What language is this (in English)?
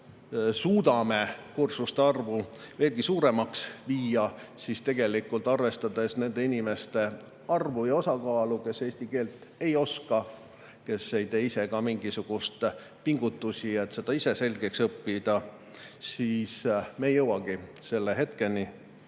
Estonian